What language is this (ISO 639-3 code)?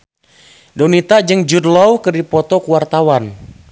sun